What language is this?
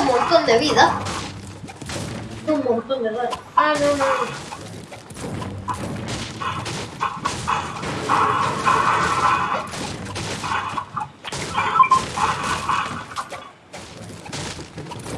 Spanish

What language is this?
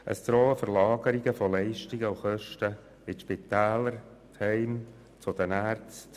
Swiss German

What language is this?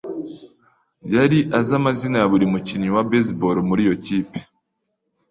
Kinyarwanda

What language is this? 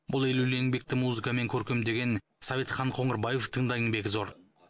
Kazakh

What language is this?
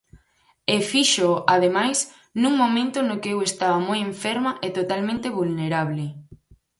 Galician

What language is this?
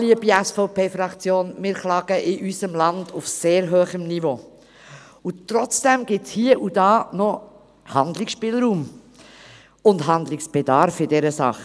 Swiss German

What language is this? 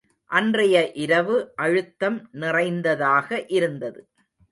Tamil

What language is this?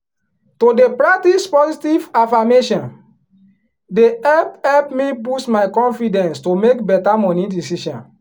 Nigerian Pidgin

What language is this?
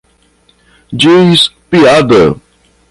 Portuguese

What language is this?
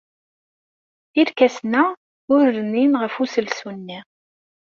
Kabyle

